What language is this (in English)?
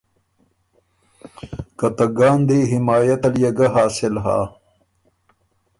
Ormuri